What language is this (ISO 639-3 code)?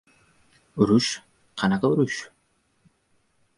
uzb